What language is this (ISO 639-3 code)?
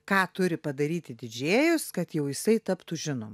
lit